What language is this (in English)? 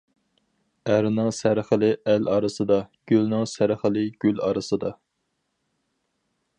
Uyghur